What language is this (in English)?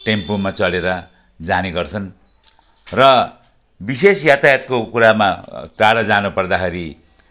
Nepali